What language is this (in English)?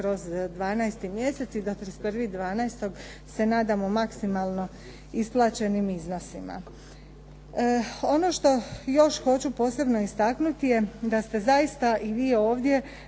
Croatian